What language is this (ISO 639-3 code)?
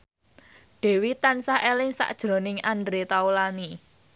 jav